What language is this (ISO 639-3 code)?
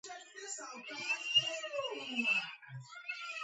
kat